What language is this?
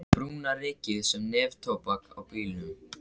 Icelandic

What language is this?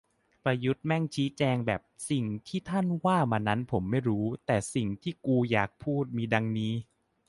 Thai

